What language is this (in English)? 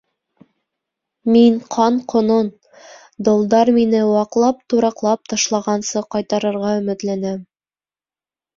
Bashkir